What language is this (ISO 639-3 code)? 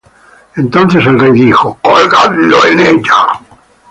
spa